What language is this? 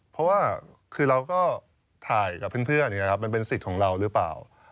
Thai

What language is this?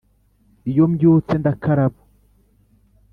Kinyarwanda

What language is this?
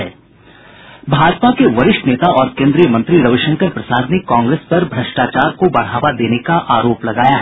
Hindi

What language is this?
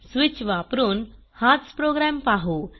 Marathi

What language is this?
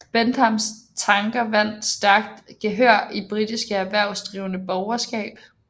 Danish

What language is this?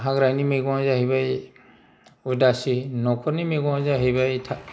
Bodo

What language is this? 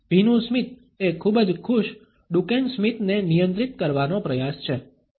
Gujarati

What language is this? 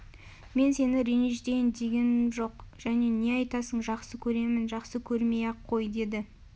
Kazakh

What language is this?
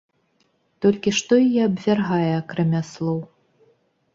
Belarusian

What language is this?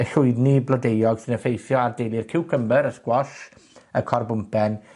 Welsh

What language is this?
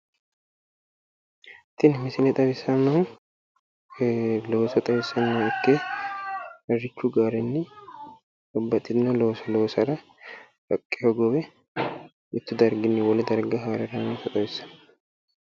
Sidamo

